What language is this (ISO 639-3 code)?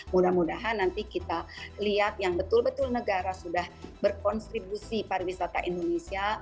ind